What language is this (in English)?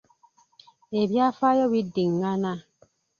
Ganda